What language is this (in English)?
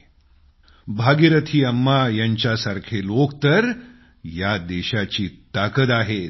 Marathi